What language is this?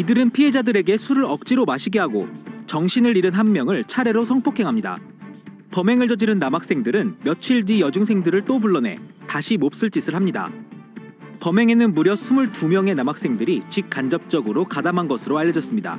Korean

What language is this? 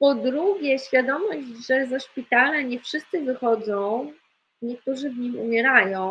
Polish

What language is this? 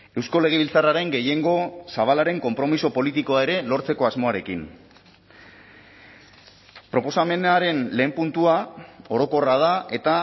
Basque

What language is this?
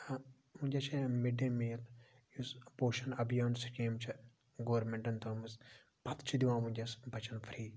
Kashmiri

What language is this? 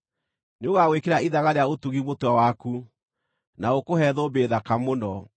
Kikuyu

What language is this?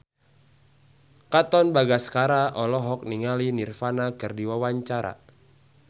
Sundanese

